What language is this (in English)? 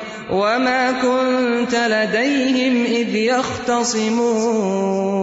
Urdu